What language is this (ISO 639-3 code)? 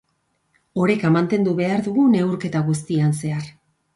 eus